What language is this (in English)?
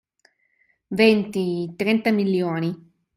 Italian